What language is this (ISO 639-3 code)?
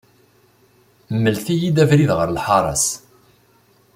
kab